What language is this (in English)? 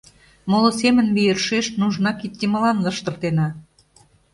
Mari